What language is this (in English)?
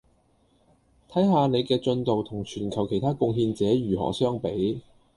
Cantonese